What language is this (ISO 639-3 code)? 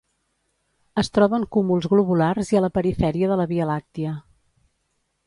cat